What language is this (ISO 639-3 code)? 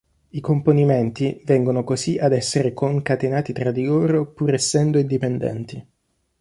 ita